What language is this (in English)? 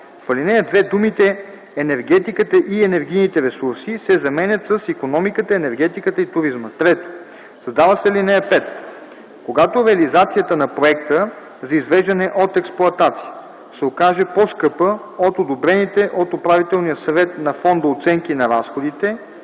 Bulgarian